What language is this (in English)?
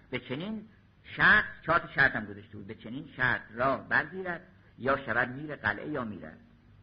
Persian